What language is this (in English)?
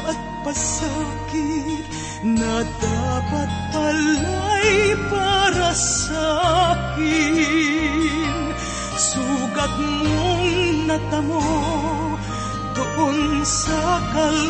Filipino